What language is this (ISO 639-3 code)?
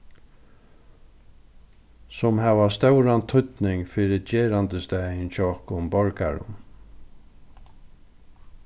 fao